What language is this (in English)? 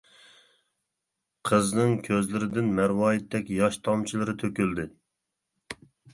Uyghur